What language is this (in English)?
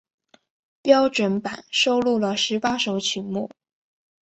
Chinese